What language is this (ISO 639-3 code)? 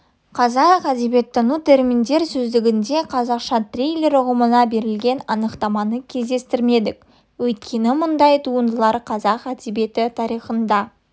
kaz